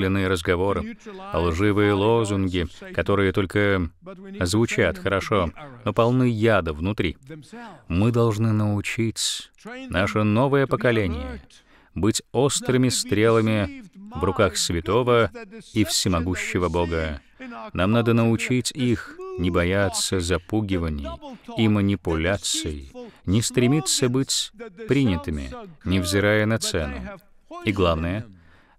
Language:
Russian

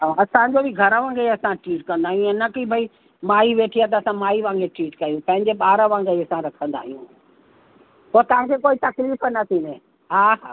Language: Sindhi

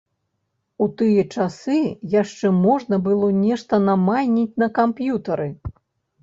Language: Belarusian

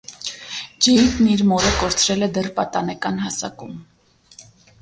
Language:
Armenian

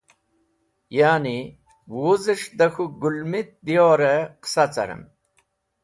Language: Wakhi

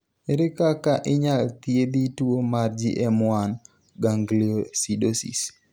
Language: Luo (Kenya and Tanzania)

